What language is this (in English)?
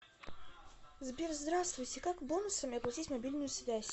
Russian